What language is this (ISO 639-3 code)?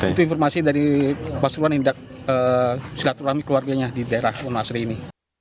ind